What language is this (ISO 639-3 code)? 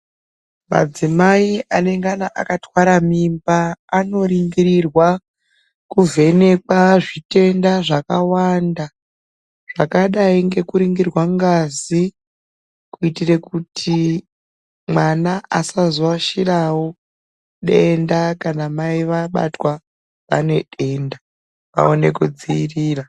ndc